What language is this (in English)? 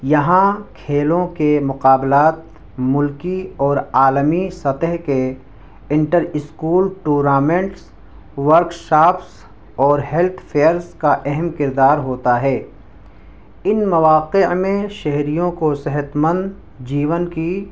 Urdu